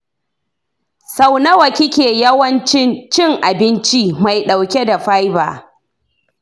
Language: Hausa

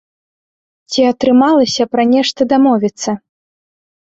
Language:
Belarusian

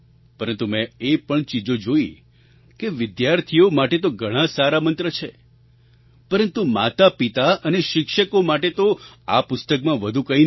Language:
Gujarati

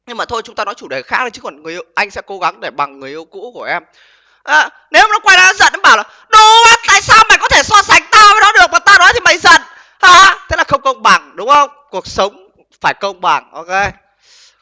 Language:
Vietnamese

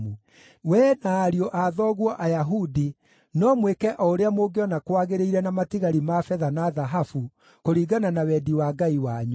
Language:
Kikuyu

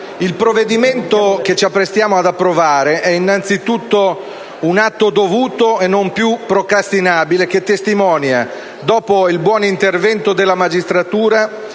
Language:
Italian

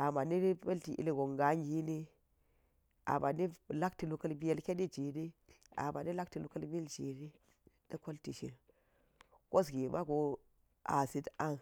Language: Geji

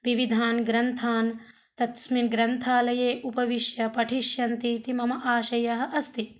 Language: Sanskrit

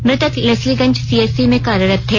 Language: Hindi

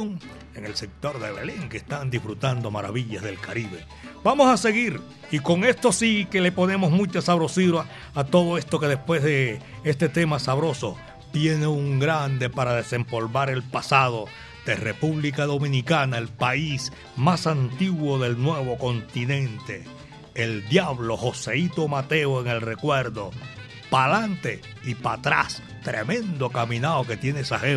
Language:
Spanish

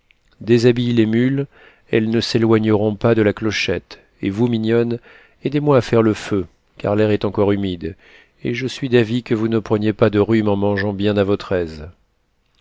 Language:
French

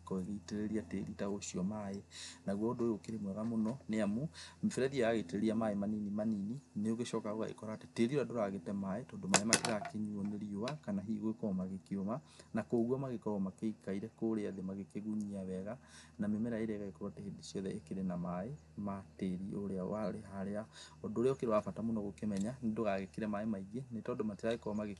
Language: Kikuyu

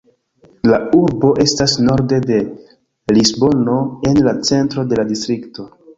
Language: Esperanto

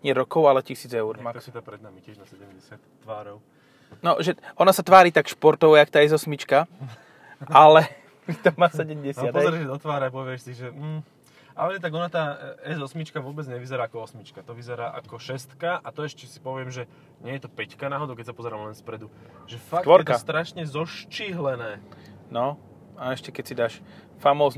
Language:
Slovak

